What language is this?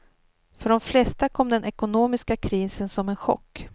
Swedish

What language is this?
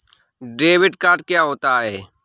Hindi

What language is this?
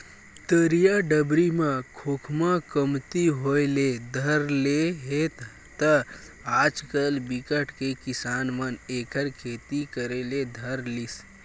Chhattisgarhi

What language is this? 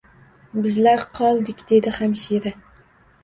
Uzbek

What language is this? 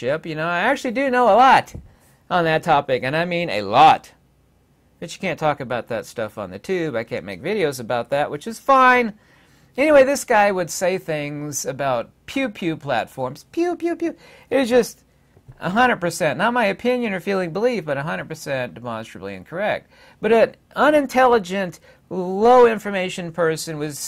English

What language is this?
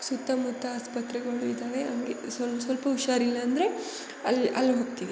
Kannada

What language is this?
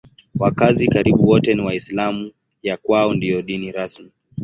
Swahili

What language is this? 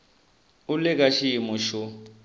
Tsonga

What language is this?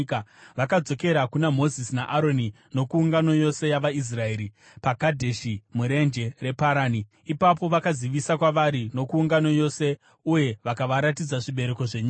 Shona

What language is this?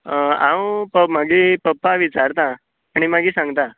Konkani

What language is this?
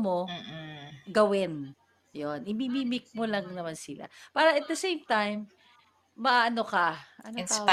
Filipino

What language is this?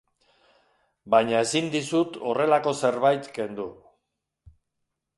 Basque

